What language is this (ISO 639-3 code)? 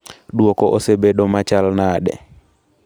luo